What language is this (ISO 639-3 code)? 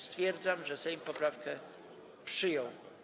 pol